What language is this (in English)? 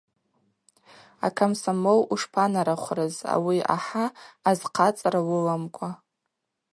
Abaza